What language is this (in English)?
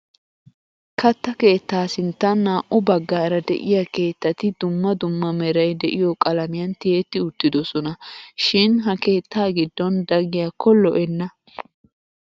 Wolaytta